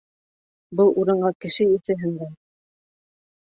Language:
Bashkir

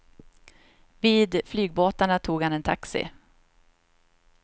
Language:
Swedish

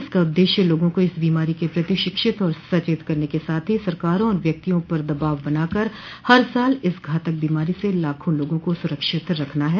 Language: Hindi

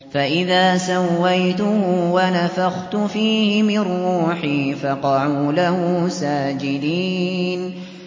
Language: Arabic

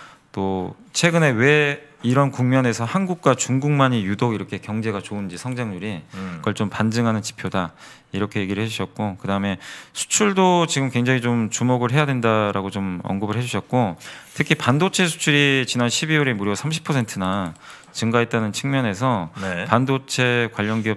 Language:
Korean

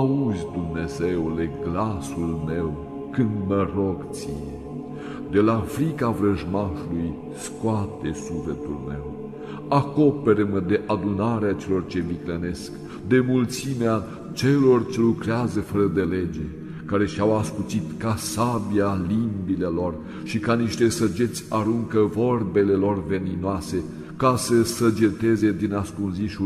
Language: Romanian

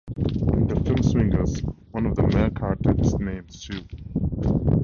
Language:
English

